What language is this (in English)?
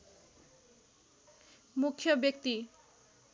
Nepali